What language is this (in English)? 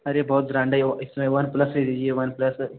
Hindi